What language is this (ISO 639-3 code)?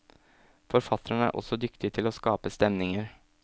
nor